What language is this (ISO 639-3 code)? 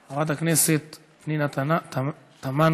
heb